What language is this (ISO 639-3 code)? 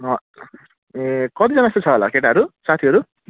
nep